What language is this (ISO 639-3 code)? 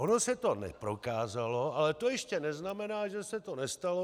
ces